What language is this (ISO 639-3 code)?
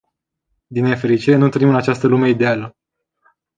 ron